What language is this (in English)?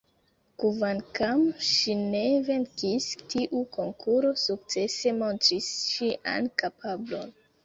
Esperanto